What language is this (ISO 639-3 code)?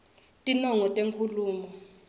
ssw